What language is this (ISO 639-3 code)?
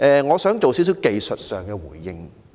yue